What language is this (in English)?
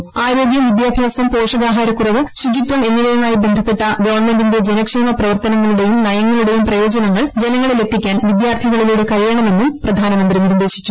Malayalam